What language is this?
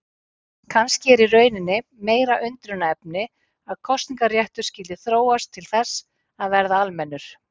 Icelandic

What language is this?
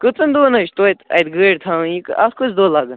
Kashmiri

